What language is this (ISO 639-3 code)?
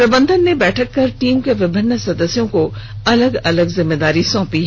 hin